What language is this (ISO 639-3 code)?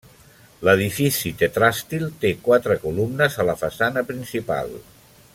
cat